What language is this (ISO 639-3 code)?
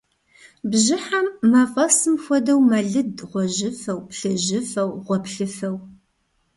kbd